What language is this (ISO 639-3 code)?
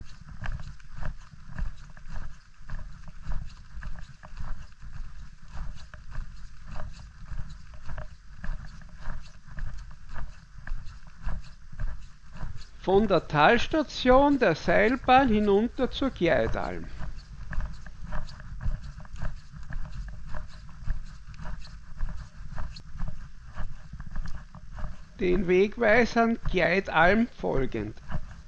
deu